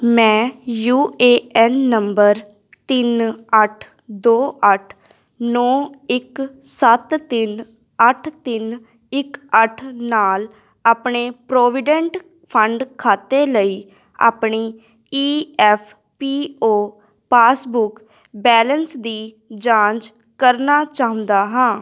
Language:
Punjabi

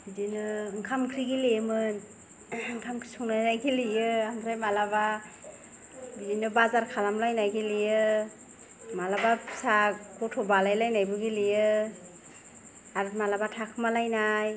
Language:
Bodo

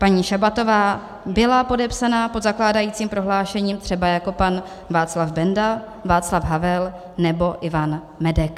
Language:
Czech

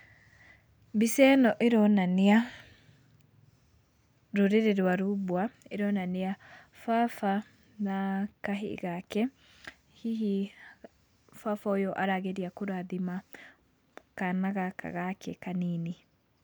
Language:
Kikuyu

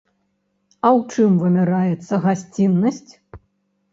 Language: Belarusian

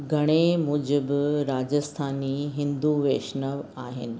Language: Sindhi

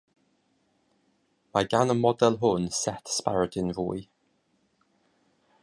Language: Welsh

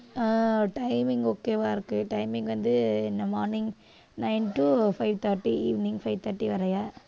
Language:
Tamil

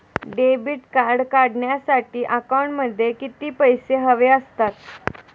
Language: Marathi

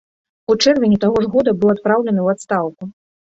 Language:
Belarusian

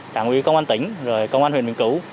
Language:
Vietnamese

